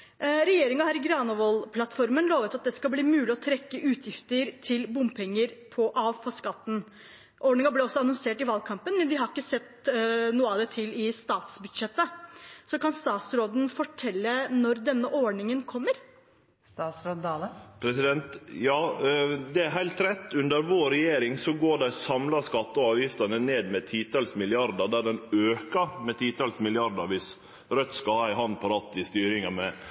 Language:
Norwegian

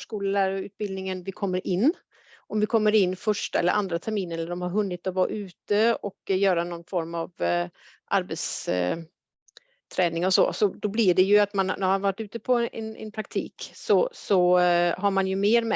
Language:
Swedish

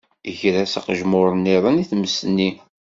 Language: Kabyle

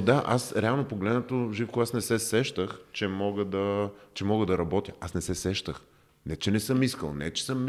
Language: Bulgarian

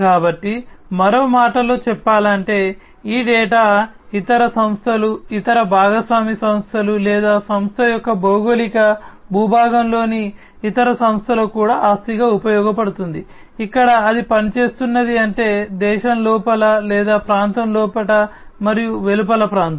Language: Telugu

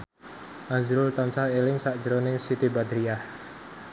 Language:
Javanese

